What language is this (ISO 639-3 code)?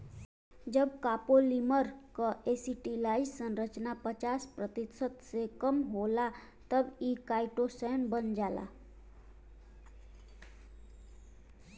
bho